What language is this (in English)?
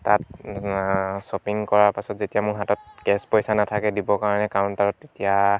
Assamese